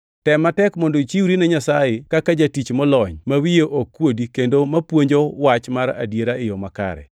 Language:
Luo (Kenya and Tanzania)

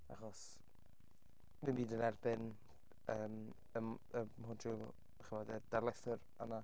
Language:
Welsh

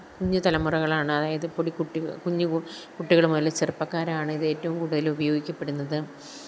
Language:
Malayalam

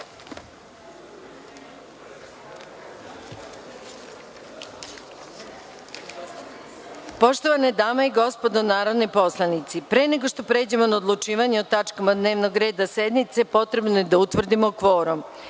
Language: Serbian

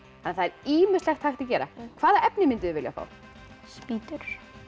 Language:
Icelandic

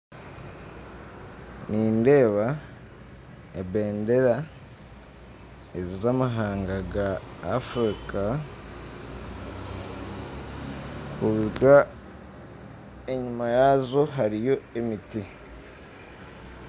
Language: Nyankole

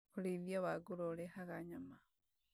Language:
Kikuyu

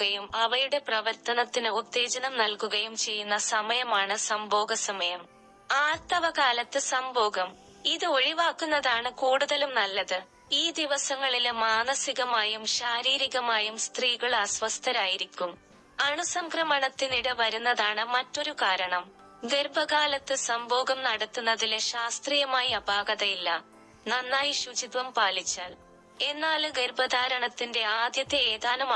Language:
Malayalam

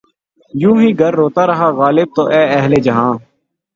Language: Urdu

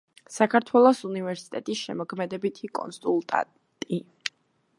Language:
Georgian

